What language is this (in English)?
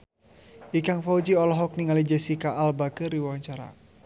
Sundanese